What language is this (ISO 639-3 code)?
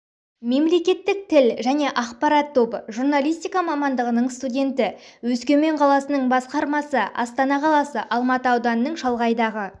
kaz